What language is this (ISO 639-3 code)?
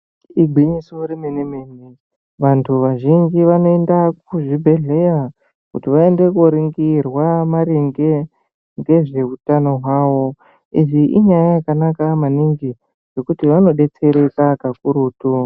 ndc